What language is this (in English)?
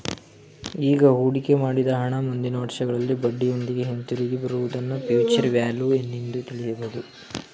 Kannada